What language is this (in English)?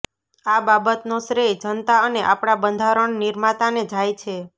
Gujarati